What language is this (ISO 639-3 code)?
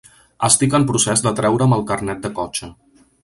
cat